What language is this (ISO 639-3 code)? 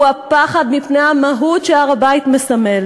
heb